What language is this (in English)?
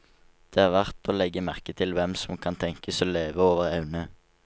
Norwegian